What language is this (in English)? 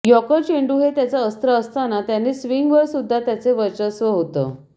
Marathi